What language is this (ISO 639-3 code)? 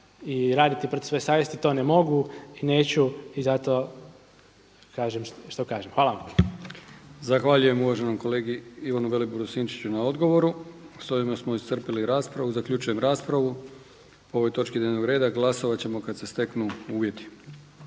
hrv